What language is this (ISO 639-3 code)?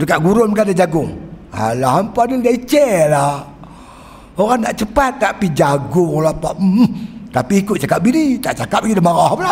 msa